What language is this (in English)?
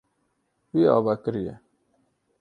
Kurdish